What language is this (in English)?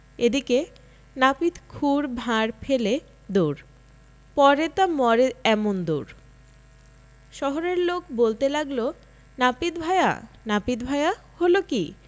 Bangla